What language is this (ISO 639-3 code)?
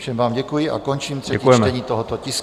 ces